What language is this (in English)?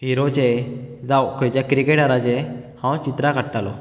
Konkani